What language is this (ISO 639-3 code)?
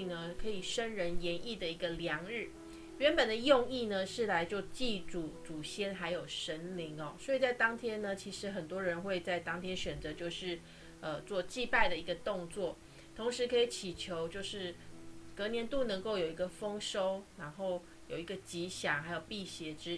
zho